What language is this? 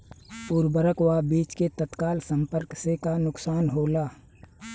Bhojpuri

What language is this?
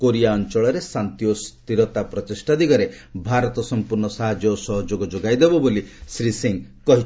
Odia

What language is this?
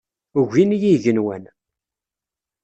Kabyle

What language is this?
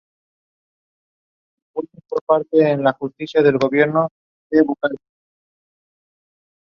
Spanish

